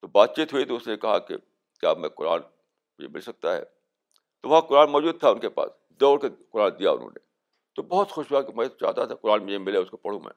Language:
Urdu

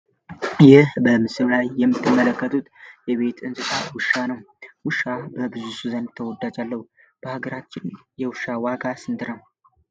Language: Amharic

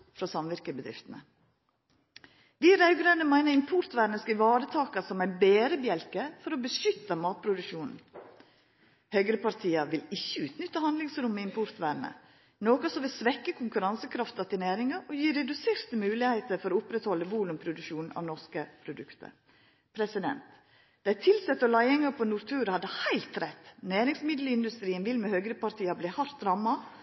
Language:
Norwegian Nynorsk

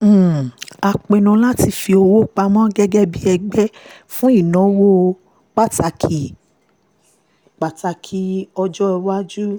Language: Yoruba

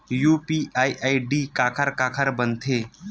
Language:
Chhattisgarhi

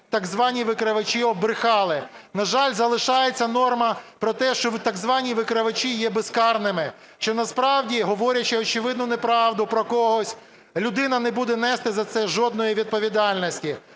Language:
Ukrainian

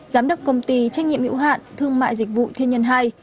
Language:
Vietnamese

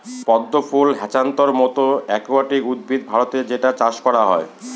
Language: Bangla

